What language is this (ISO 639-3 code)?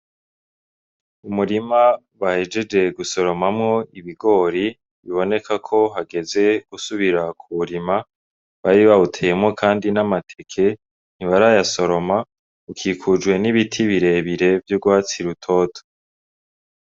run